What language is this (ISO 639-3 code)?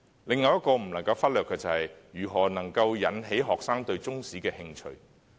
yue